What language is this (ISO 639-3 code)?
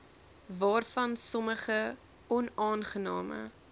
afr